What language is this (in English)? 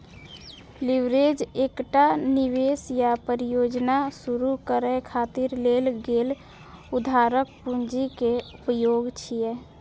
Maithili